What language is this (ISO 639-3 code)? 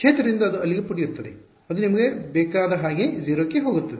kan